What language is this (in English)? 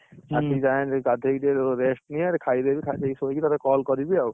Odia